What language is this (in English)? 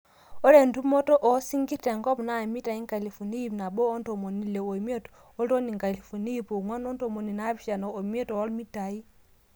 Masai